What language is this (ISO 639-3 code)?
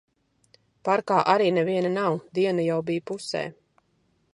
lav